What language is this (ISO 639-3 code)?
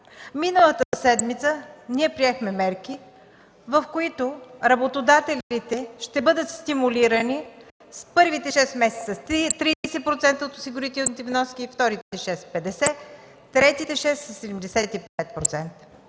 bul